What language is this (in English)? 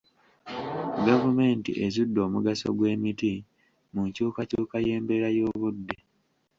Ganda